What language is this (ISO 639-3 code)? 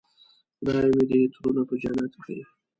pus